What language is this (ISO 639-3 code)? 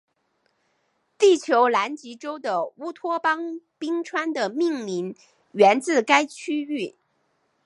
zho